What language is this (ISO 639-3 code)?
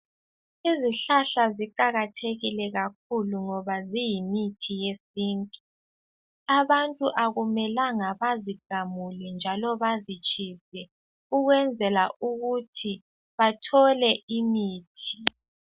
nde